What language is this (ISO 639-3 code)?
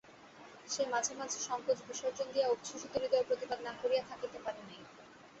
ben